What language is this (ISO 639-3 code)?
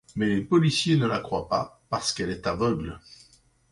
fra